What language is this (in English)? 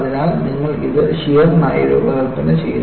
Malayalam